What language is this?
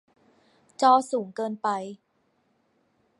Thai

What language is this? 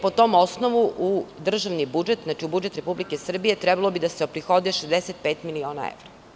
Serbian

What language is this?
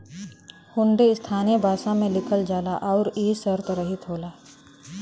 Bhojpuri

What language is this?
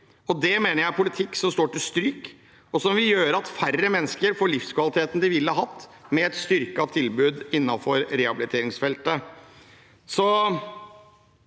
Norwegian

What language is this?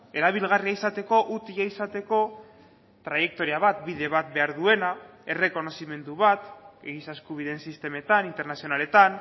Basque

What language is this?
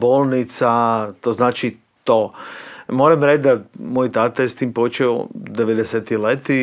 Croatian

